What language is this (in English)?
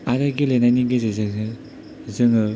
Bodo